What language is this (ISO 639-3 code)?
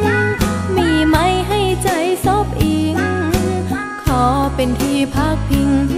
tha